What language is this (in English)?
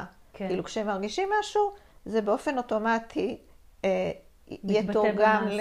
Hebrew